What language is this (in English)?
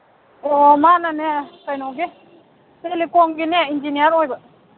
Manipuri